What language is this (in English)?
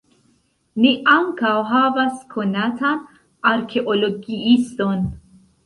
Esperanto